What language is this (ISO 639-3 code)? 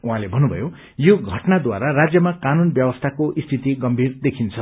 nep